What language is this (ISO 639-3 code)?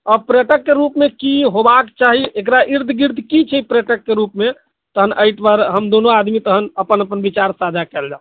mai